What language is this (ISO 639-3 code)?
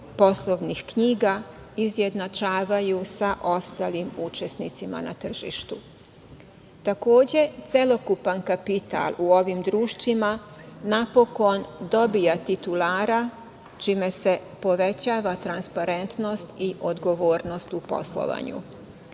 srp